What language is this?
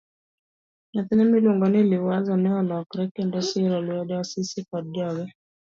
Luo (Kenya and Tanzania)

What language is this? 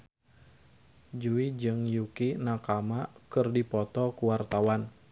Sundanese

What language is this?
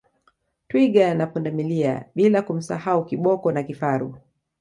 Swahili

